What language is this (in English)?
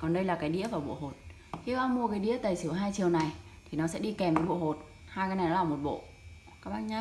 Vietnamese